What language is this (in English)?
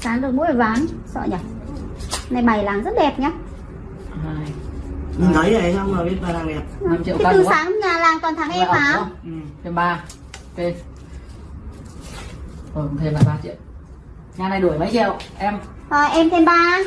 Vietnamese